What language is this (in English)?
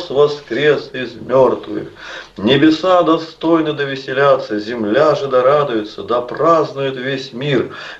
Russian